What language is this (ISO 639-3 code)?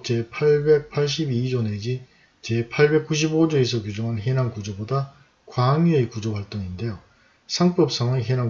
kor